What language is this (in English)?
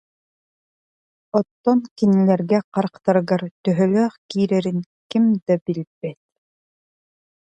Yakut